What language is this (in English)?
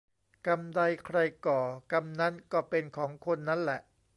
Thai